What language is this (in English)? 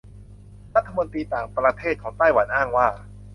Thai